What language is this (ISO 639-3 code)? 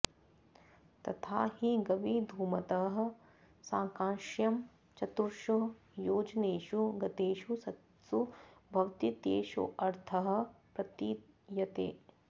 san